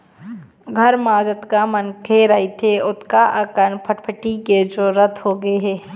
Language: Chhattisgarhi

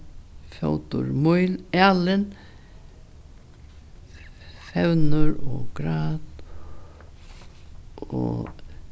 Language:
Faroese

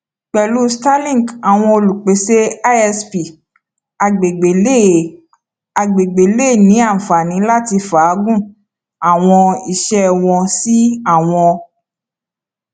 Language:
Yoruba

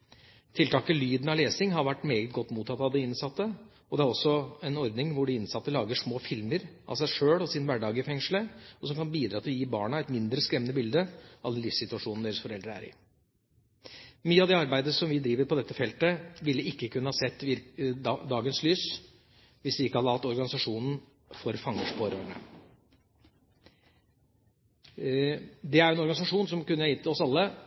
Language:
Norwegian Bokmål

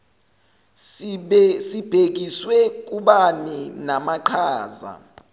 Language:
Zulu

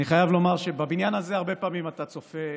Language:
Hebrew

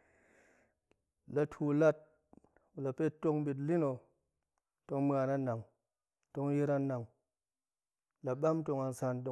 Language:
Goemai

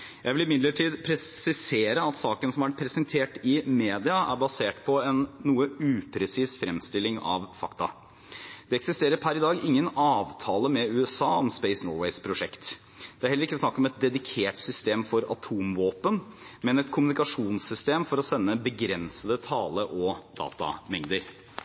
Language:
Norwegian Bokmål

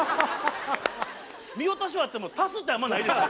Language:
Japanese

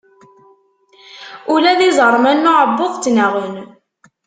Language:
Kabyle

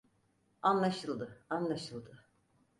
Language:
Turkish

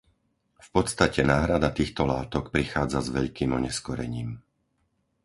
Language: Slovak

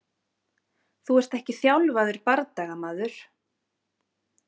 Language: Icelandic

